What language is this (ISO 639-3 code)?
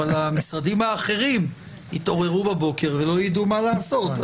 heb